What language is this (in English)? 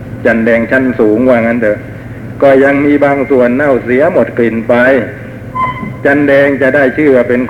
Thai